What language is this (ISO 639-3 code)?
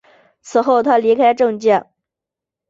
zho